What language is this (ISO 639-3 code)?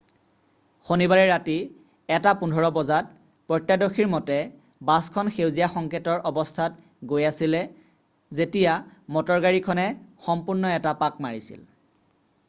asm